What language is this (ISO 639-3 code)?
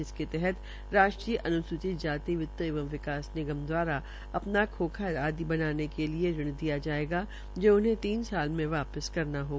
hin